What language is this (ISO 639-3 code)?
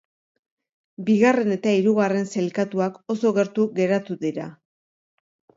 eus